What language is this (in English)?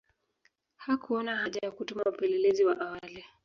Swahili